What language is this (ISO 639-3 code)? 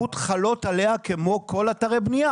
heb